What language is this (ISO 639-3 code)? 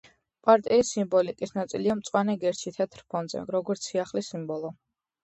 kat